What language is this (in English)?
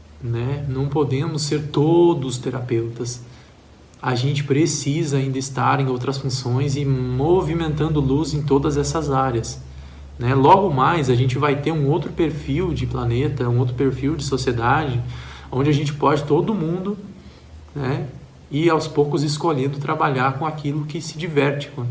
Portuguese